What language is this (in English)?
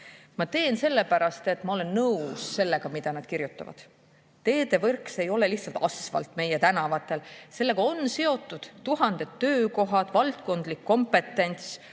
Estonian